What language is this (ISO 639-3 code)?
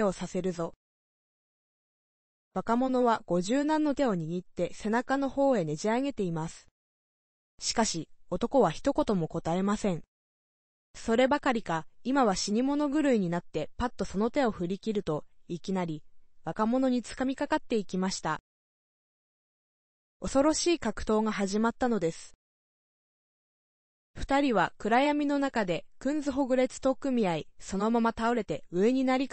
jpn